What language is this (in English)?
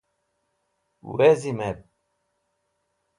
Wakhi